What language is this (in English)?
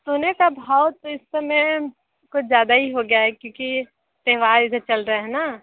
Hindi